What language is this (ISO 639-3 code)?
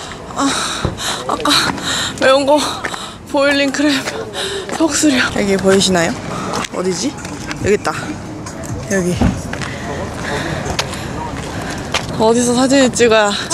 kor